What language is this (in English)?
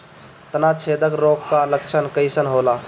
Bhojpuri